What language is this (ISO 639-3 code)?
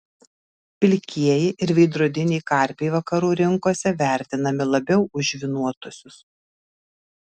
lit